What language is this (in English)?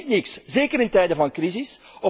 Dutch